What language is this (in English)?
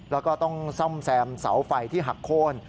Thai